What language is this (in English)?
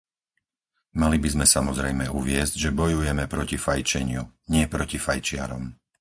Slovak